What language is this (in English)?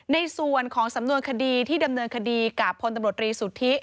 Thai